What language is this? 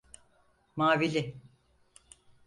Turkish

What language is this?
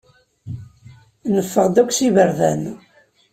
Kabyle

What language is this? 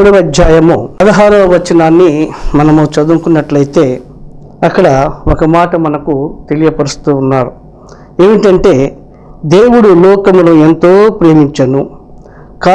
Telugu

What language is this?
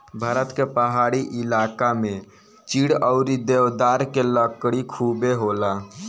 Bhojpuri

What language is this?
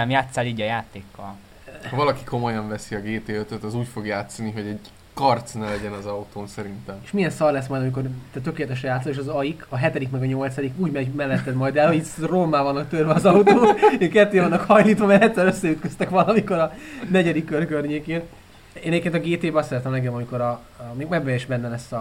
Hungarian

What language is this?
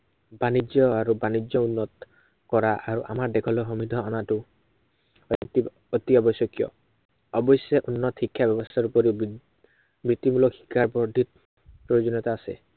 Assamese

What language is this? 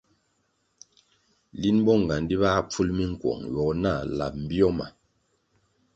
Kwasio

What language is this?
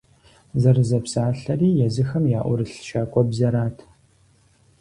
Kabardian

